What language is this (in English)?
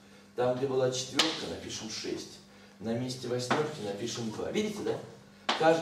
Russian